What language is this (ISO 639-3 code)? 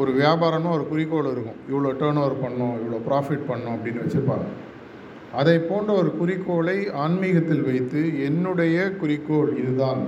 tam